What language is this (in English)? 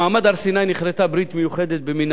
Hebrew